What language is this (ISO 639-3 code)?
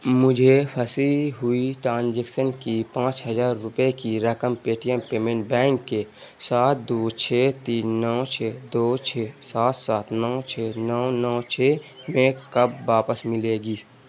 urd